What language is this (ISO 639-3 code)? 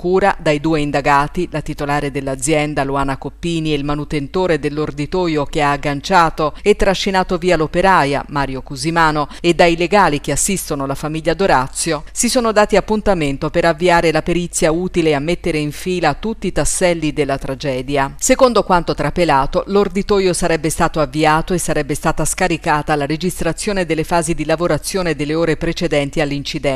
ita